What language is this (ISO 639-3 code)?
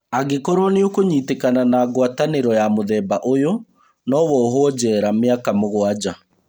kik